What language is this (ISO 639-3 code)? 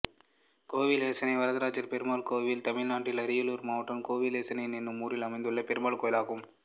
tam